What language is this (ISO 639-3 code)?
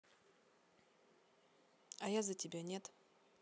rus